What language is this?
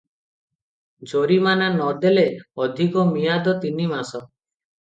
Odia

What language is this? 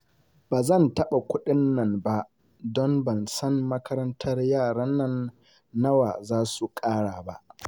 Hausa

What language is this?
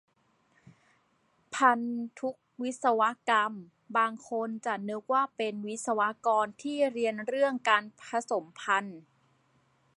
Thai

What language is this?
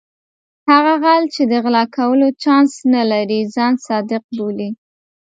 Pashto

